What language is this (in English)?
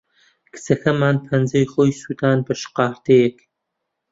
Central Kurdish